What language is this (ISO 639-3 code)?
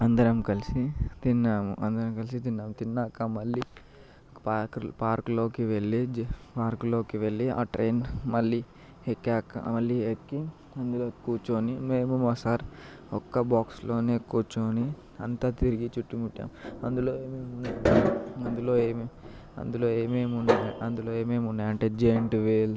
tel